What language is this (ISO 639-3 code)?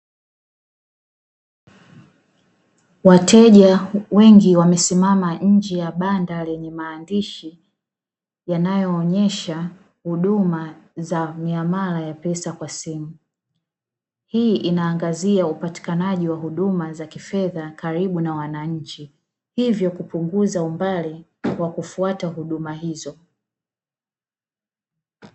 swa